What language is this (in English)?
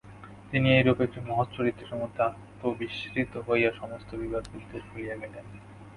Bangla